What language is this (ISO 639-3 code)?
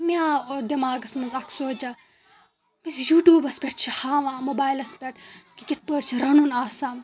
kas